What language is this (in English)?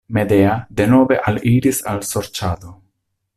Esperanto